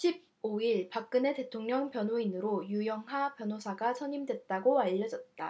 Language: Korean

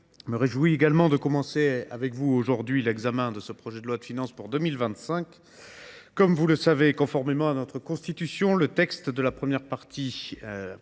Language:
French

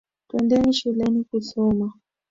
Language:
Swahili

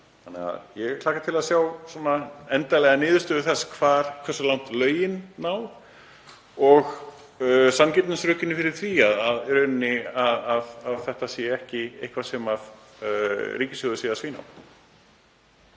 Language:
Icelandic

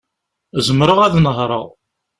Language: Kabyle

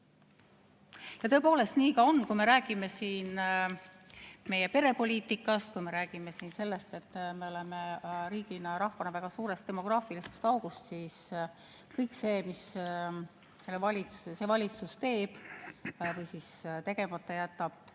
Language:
Estonian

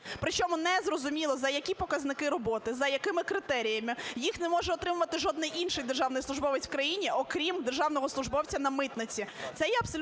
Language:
Ukrainian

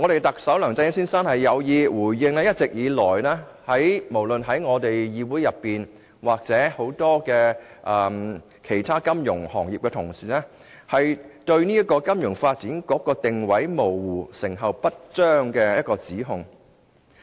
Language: Cantonese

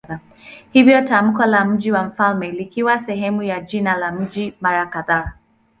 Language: Swahili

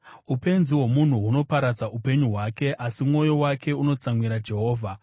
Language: Shona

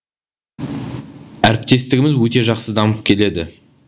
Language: Kazakh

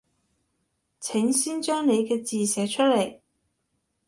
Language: Cantonese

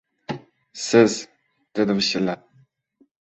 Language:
Uzbek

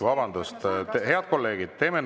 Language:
Estonian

